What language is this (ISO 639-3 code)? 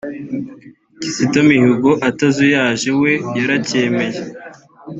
kin